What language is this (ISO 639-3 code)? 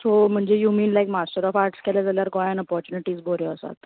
kok